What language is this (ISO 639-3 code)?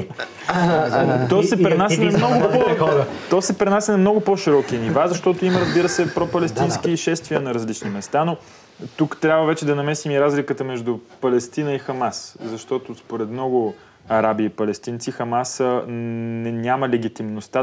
bul